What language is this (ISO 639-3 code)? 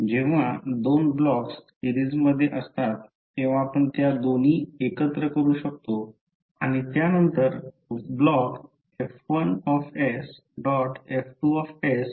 mar